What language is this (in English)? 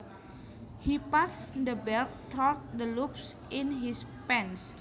Javanese